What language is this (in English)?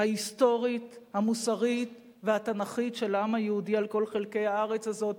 Hebrew